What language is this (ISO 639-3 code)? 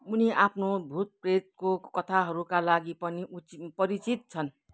nep